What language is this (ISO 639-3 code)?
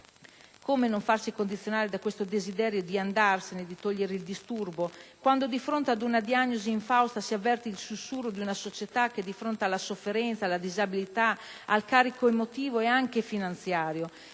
ita